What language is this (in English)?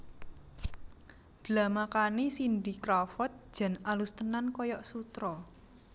Javanese